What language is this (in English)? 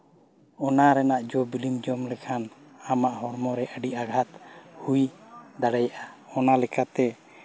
Santali